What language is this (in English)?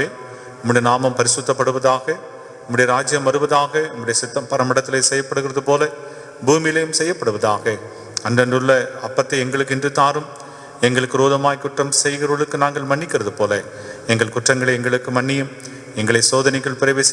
Tamil